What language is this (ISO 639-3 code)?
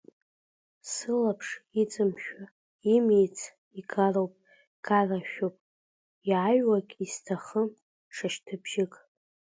abk